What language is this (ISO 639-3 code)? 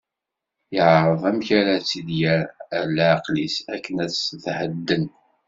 kab